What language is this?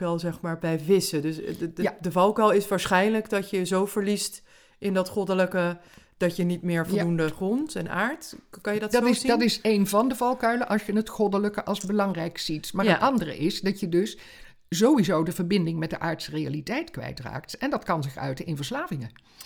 Dutch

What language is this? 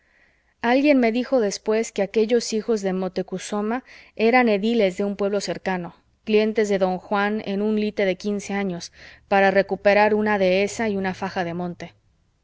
Spanish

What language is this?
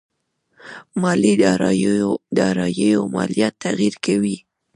Pashto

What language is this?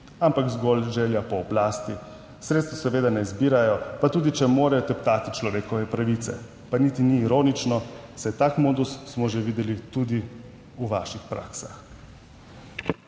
Slovenian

